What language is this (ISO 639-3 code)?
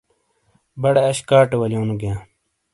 scl